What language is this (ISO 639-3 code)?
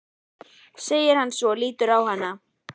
isl